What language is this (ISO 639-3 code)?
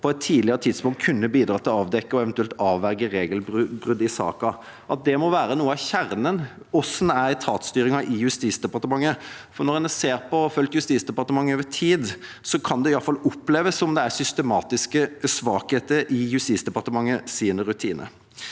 nor